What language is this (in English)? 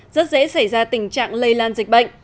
Vietnamese